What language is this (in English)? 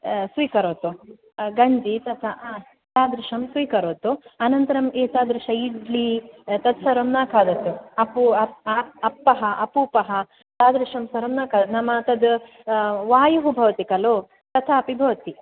Sanskrit